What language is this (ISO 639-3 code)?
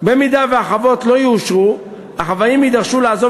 heb